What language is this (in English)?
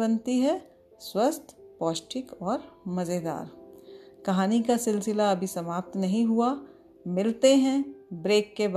Hindi